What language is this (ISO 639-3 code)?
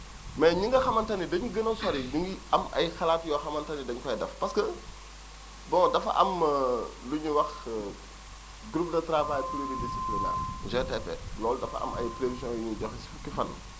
wol